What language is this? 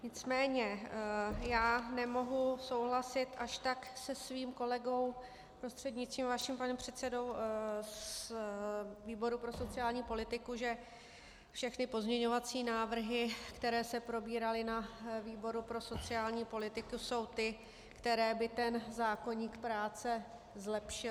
Czech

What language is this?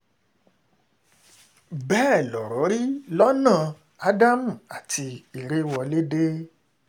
Yoruba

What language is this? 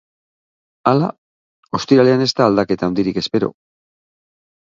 Basque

